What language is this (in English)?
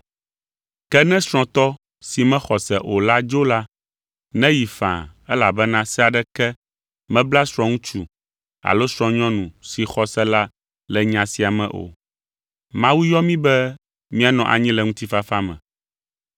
Ewe